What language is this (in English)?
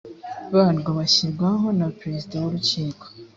Kinyarwanda